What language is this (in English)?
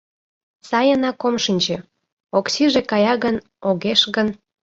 Mari